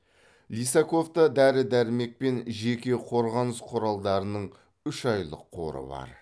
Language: Kazakh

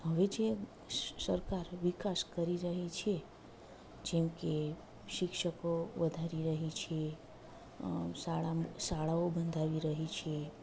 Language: Gujarati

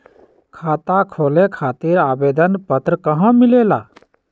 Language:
Magahi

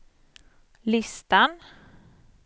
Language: Swedish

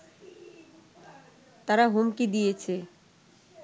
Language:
Bangla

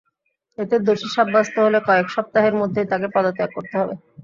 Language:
Bangla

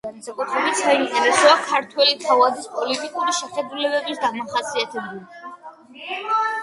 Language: Georgian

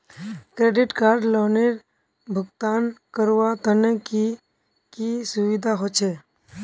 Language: Magahi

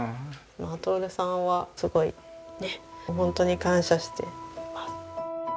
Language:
Japanese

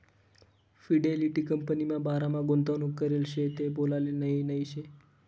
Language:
Marathi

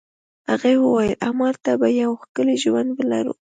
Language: Pashto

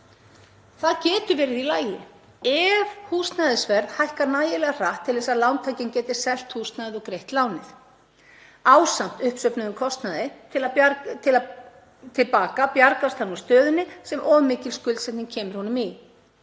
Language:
Icelandic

